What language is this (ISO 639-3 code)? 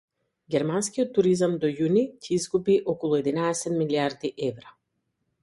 mkd